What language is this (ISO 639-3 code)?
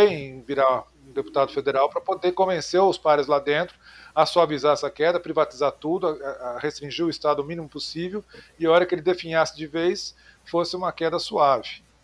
por